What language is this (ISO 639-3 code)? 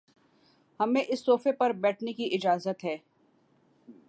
urd